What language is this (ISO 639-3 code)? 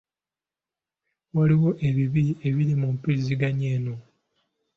lug